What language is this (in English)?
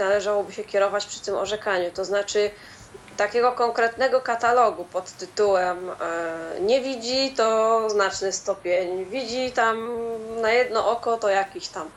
Polish